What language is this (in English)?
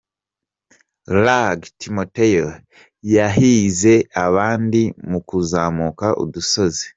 Kinyarwanda